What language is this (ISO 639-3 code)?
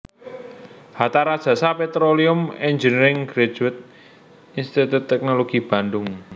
jav